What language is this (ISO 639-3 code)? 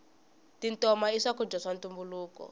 tso